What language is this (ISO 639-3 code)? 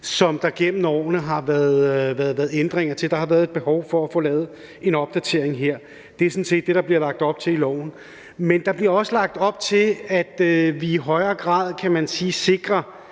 dan